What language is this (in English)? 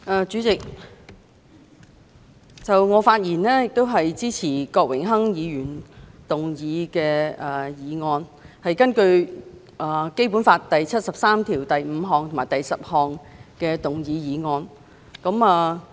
Cantonese